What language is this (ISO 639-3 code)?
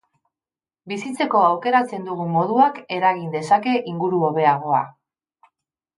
eus